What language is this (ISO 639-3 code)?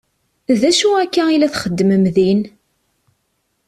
kab